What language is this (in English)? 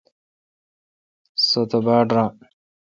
Kalkoti